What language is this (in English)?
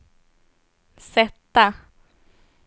Swedish